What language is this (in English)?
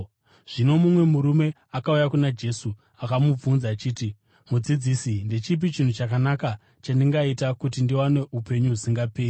Shona